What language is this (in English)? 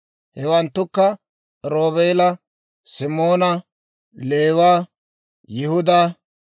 Dawro